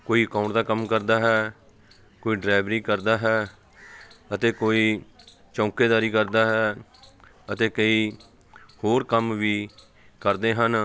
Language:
Punjabi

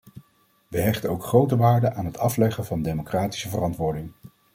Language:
Dutch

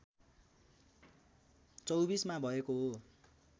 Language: Nepali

